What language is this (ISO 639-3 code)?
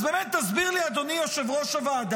heb